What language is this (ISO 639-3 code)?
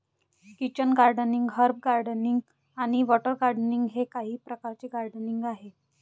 mar